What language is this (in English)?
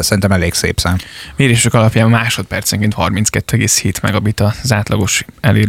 Hungarian